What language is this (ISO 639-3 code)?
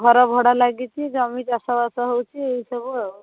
ori